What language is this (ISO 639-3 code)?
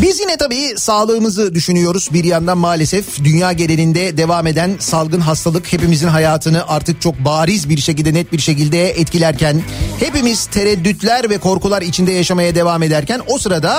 tur